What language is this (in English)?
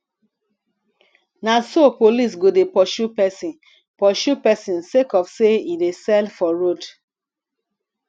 Nigerian Pidgin